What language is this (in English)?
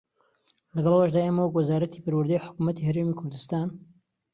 Central Kurdish